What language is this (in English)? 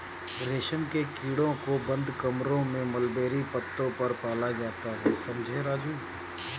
Hindi